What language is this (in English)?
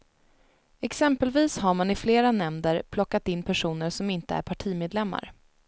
Swedish